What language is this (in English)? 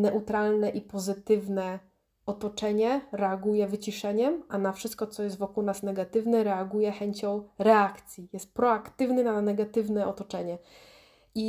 Polish